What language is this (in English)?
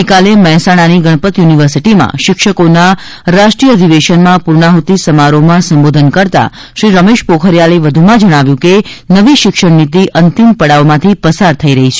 Gujarati